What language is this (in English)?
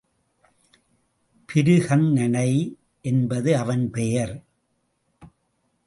Tamil